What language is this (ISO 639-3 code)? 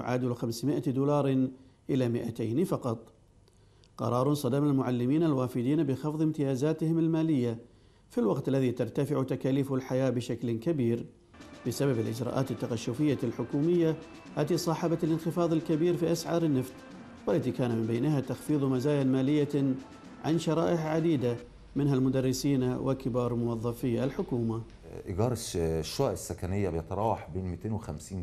ara